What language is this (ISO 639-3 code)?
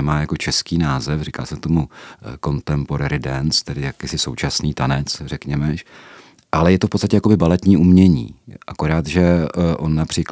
ces